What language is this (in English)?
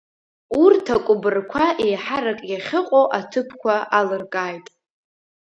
Abkhazian